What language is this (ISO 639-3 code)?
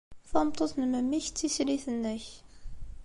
kab